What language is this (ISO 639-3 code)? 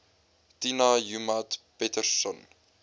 afr